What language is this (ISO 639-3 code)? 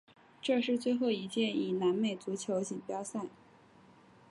zho